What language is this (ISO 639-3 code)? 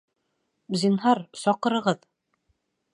bak